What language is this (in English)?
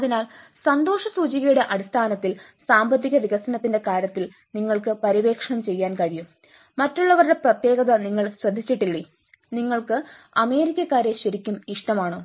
Malayalam